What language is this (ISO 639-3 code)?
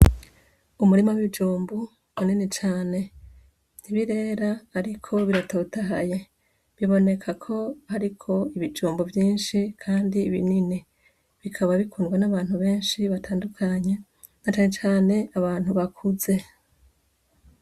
run